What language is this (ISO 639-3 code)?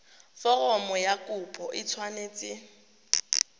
tsn